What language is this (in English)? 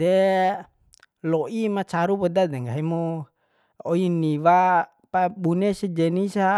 Bima